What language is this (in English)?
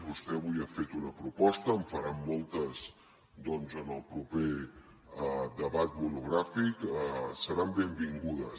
Catalan